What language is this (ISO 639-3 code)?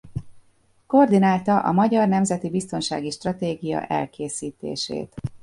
hun